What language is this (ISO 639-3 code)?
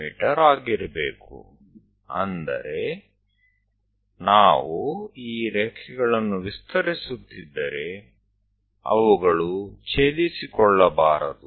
kan